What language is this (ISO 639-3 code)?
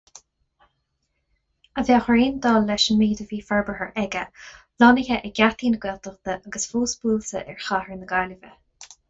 gle